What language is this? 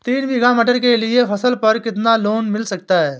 Hindi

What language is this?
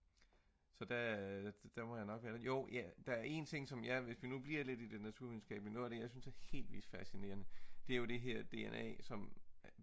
Danish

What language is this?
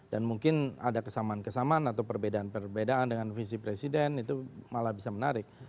Indonesian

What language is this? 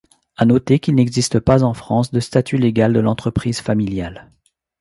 French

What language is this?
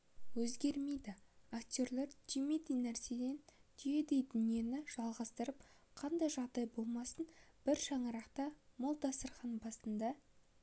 Kazakh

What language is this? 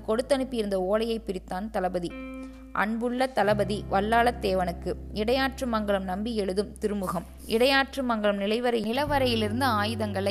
Tamil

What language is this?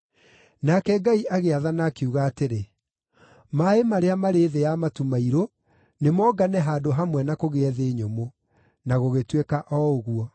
Kikuyu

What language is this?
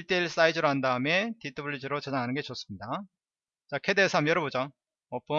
Korean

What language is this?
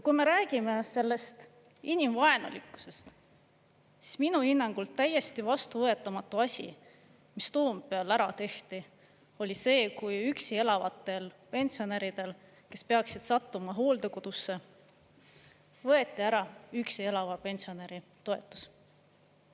Estonian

